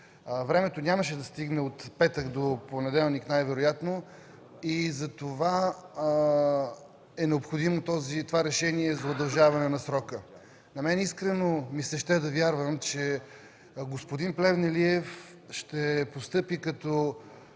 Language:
Bulgarian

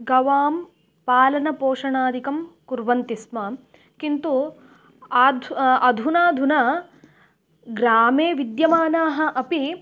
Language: Sanskrit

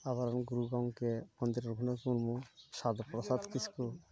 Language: Santali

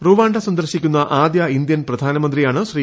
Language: Malayalam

